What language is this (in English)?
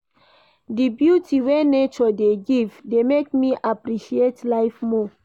Nigerian Pidgin